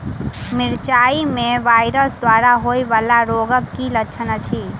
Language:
Maithili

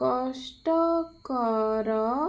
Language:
Odia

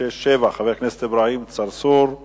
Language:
Hebrew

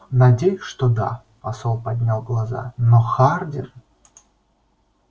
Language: Russian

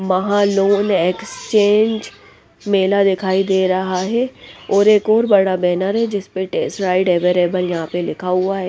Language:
Hindi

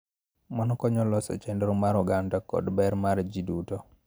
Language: Luo (Kenya and Tanzania)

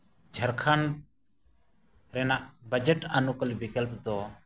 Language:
Santali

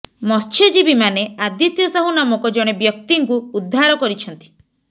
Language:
Odia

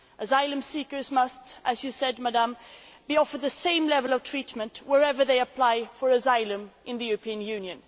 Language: English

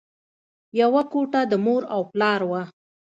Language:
Pashto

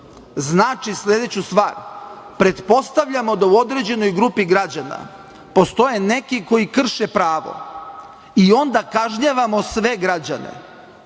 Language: Serbian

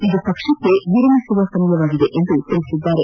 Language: Kannada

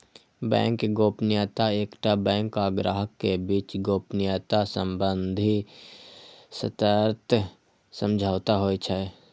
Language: Maithili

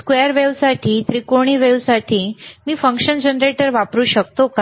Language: Marathi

